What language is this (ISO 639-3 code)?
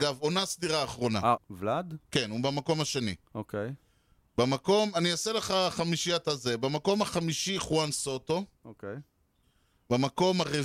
heb